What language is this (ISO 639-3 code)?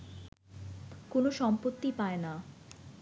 ben